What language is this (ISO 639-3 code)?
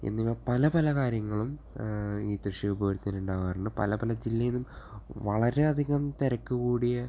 mal